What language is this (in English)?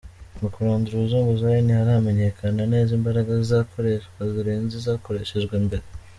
Kinyarwanda